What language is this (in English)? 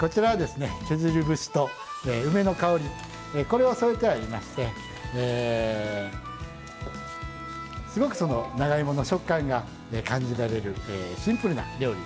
Japanese